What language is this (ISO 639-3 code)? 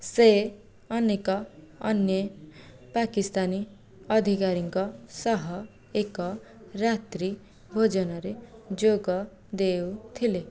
ori